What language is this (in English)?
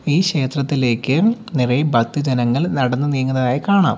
Malayalam